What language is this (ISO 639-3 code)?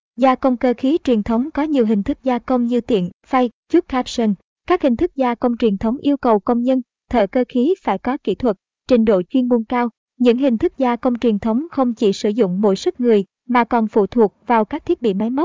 vie